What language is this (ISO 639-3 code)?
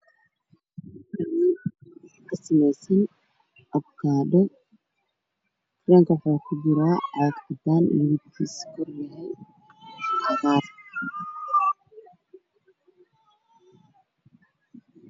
som